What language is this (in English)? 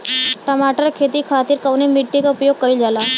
Bhojpuri